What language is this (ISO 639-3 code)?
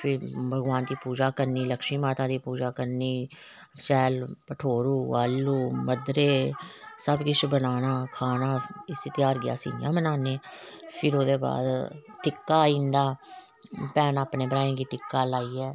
doi